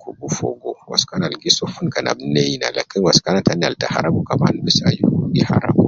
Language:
Nubi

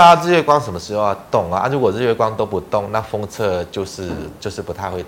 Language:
Chinese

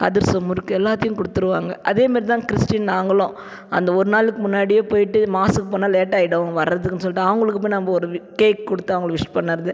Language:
Tamil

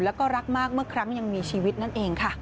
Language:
Thai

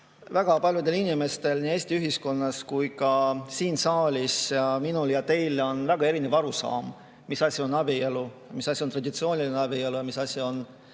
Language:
Estonian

